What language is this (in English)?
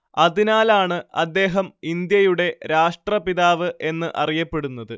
Malayalam